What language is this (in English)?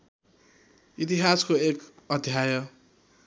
Nepali